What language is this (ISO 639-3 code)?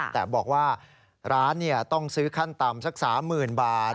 tha